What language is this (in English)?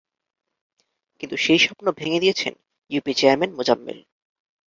Bangla